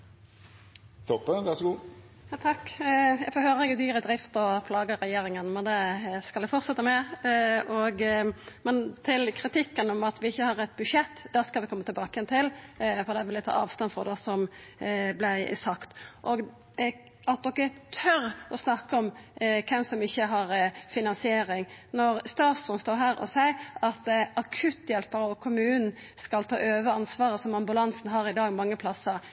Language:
Norwegian Nynorsk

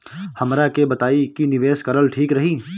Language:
Bhojpuri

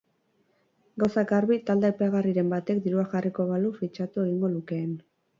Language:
Basque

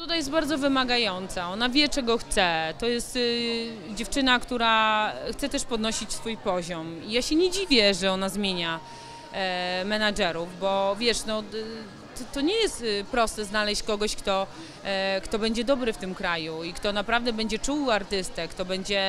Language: Polish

